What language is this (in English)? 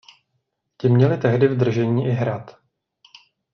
Czech